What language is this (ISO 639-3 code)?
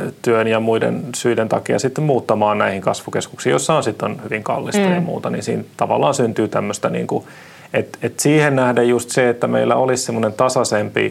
fin